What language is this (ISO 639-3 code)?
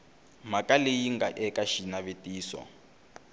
tso